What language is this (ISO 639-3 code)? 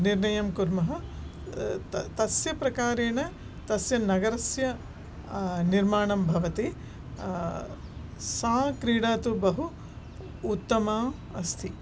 san